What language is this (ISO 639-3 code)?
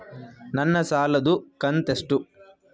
kan